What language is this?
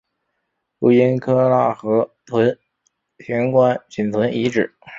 Chinese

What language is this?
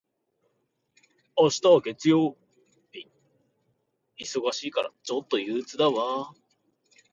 Japanese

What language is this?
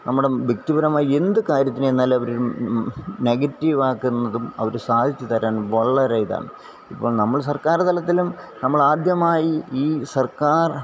Malayalam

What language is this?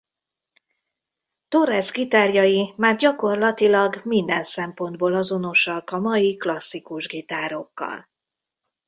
Hungarian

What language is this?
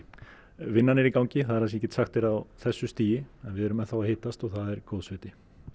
Icelandic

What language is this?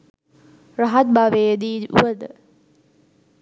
Sinhala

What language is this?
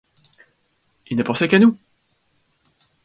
French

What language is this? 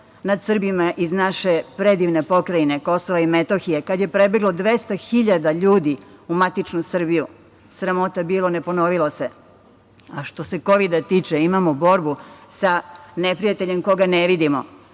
Serbian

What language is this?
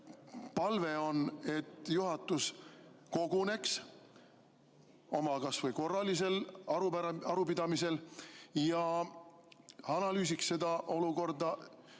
Estonian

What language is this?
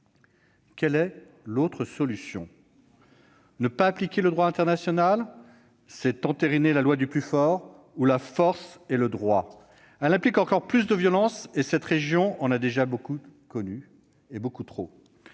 French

